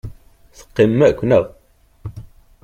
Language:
Kabyle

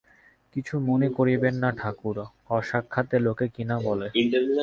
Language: Bangla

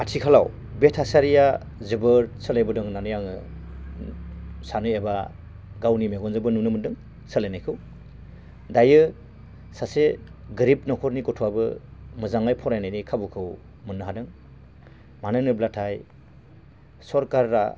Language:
Bodo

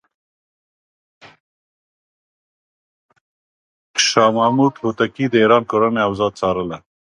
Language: Pashto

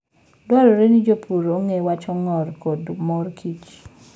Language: Luo (Kenya and Tanzania)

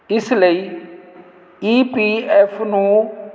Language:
Punjabi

